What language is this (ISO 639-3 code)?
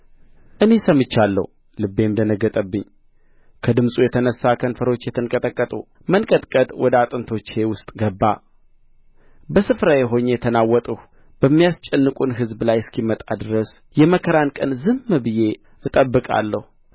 amh